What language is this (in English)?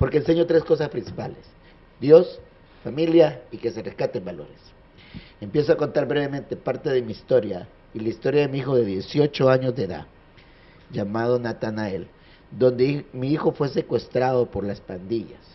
Spanish